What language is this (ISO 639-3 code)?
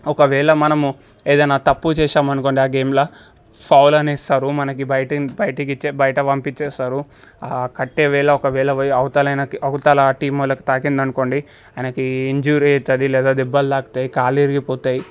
tel